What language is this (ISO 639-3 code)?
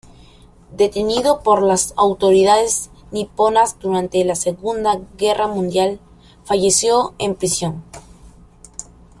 spa